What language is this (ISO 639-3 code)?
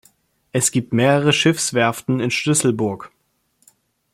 deu